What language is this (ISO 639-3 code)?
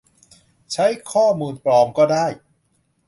tha